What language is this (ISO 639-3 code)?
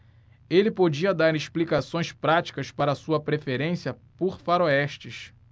por